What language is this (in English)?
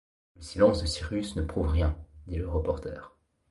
French